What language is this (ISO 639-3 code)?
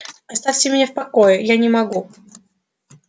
rus